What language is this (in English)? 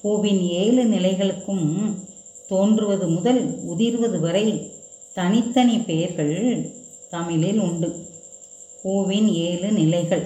Tamil